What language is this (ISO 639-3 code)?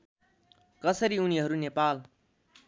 nep